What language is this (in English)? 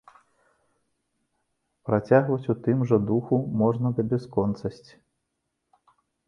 Belarusian